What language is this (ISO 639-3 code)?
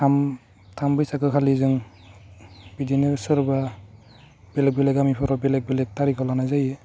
brx